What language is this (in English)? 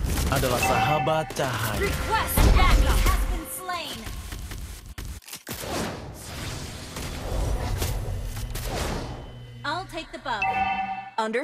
Indonesian